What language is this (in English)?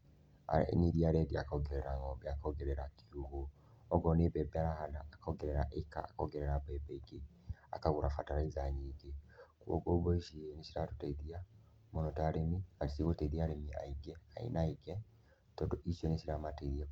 Kikuyu